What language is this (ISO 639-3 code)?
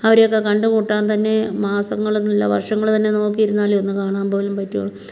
mal